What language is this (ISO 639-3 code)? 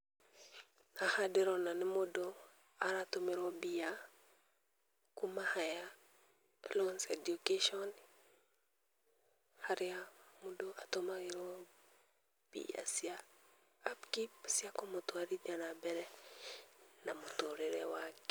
kik